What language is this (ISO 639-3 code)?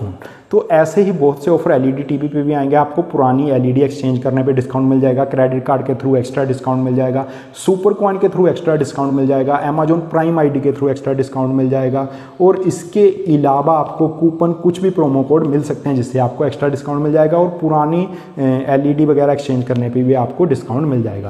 hin